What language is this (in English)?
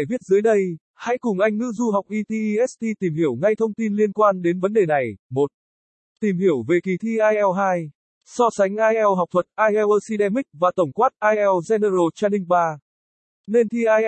Vietnamese